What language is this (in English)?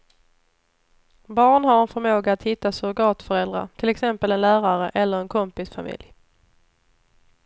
Swedish